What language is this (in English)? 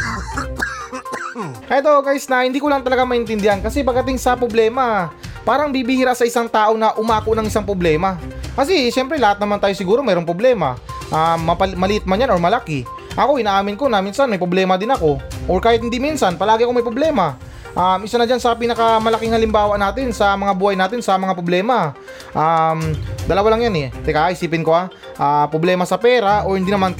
Filipino